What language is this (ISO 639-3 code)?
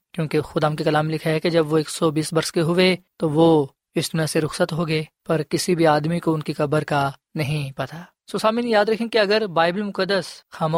urd